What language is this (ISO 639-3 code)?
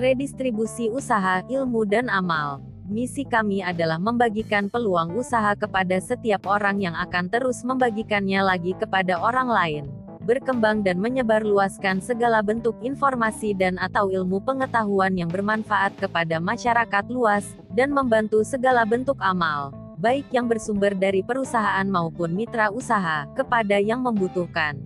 ind